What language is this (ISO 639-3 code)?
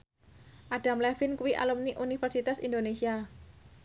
jav